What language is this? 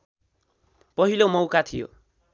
Nepali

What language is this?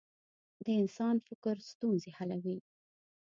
Pashto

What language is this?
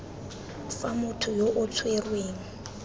Tswana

